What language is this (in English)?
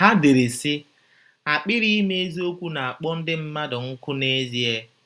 Igbo